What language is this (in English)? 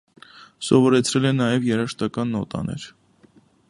Armenian